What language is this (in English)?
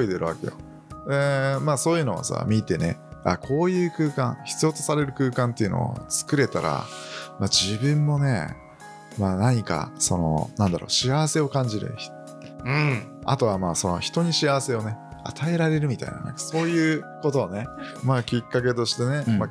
Japanese